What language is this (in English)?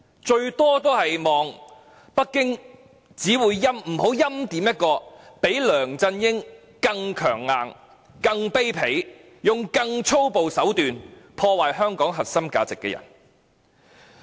Cantonese